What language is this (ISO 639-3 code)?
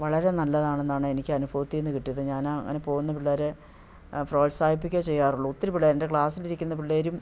mal